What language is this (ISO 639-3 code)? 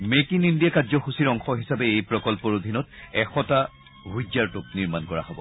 asm